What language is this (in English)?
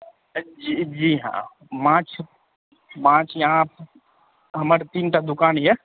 Maithili